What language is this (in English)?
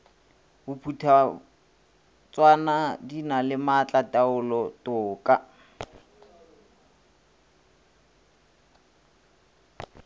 Northern Sotho